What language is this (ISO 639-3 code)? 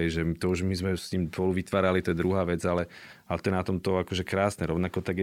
slk